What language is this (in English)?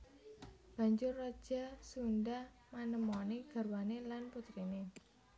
Javanese